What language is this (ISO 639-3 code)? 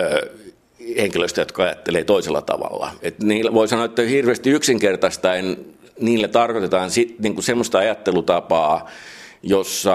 fin